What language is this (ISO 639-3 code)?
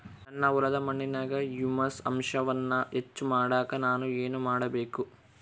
kan